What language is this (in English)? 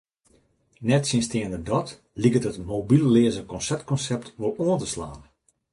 Western Frisian